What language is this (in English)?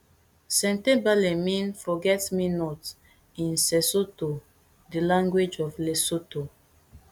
Nigerian Pidgin